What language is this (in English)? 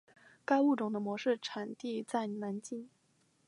Chinese